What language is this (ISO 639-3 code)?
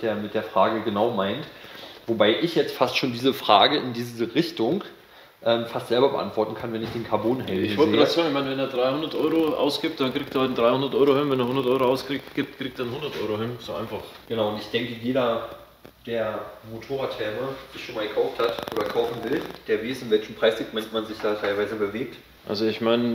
deu